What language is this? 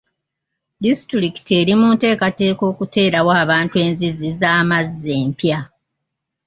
Ganda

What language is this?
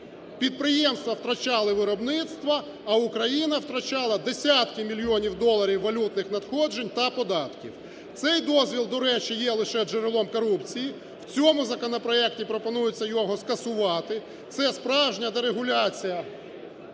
Ukrainian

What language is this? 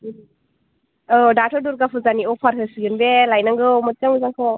Bodo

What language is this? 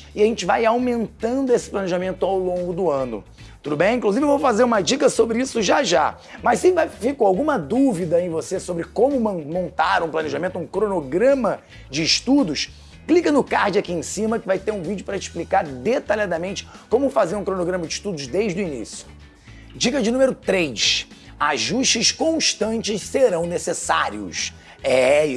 Portuguese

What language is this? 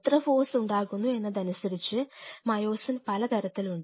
Malayalam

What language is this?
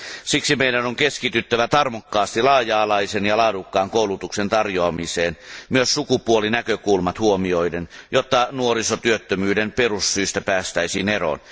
Finnish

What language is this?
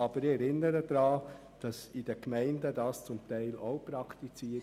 Swiss German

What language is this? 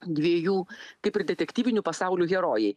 Lithuanian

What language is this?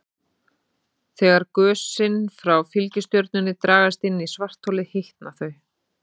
Icelandic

